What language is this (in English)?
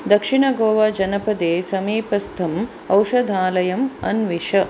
Sanskrit